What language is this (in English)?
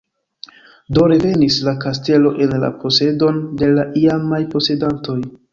Esperanto